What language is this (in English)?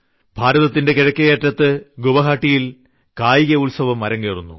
Malayalam